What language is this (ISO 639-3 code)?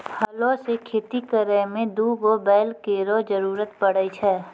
mai